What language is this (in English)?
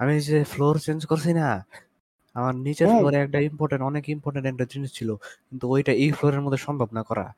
Bangla